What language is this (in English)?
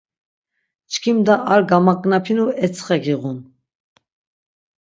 Laz